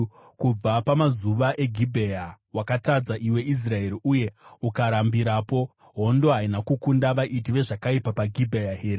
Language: Shona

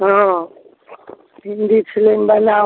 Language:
Maithili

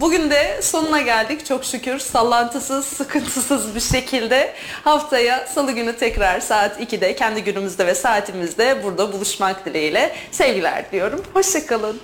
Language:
Turkish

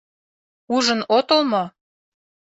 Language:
Mari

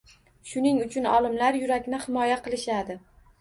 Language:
Uzbek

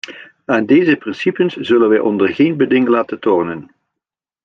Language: Dutch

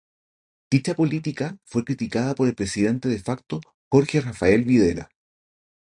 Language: Spanish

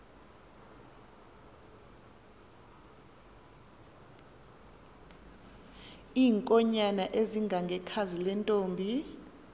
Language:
Xhosa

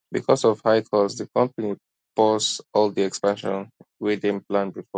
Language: Nigerian Pidgin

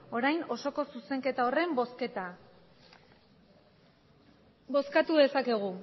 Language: Basque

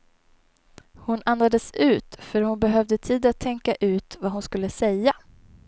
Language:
Swedish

